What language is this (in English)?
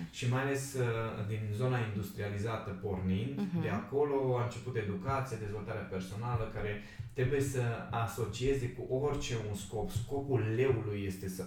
Romanian